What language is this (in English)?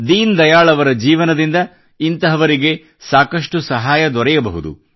Kannada